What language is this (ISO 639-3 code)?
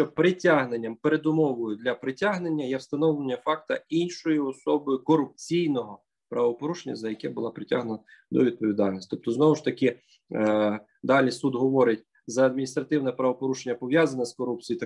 ukr